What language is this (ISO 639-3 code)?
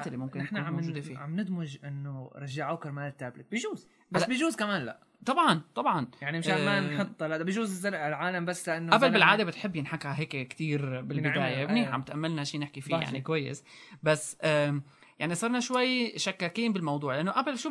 ara